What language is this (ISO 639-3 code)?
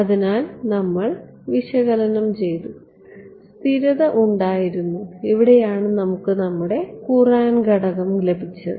mal